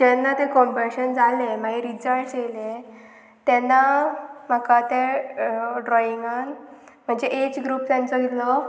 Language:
Konkani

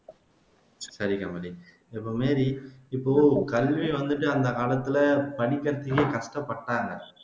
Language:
Tamil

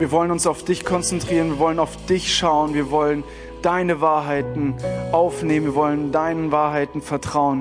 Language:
German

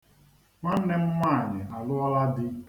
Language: Igbo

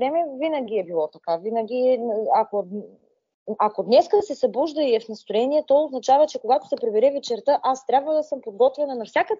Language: Bulgarian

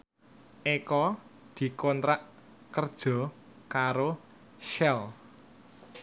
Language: Javanese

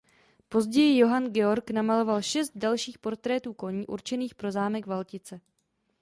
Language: Czech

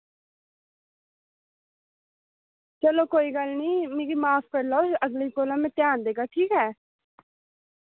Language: Dogri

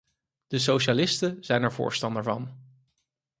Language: Dutch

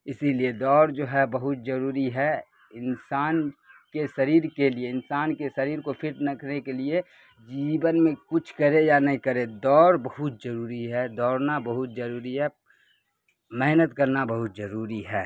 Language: Urdu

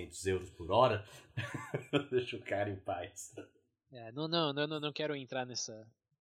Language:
Portuguese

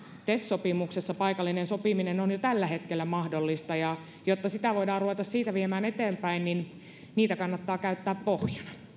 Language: Finnish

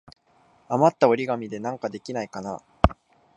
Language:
Japanese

